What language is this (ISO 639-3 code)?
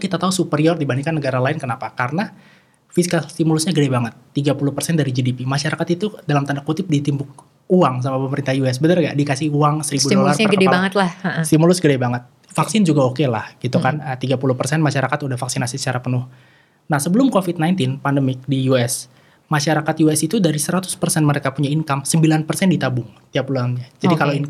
ind